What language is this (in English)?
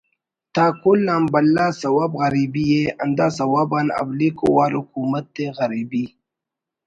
Brahui